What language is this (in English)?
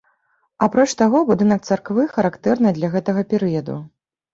Belarusian